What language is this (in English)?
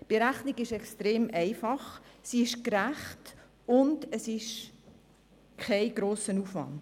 Swiss German